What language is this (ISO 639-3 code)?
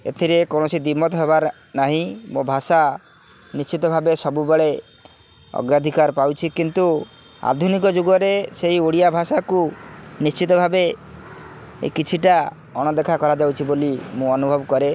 ori